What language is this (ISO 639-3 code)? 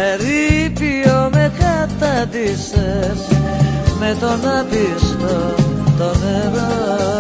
ell